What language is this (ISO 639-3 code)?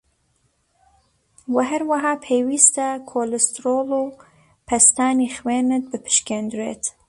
ckb